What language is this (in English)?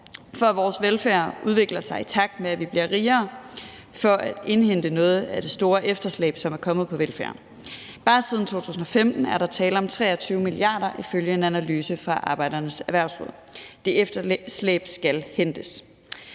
Danish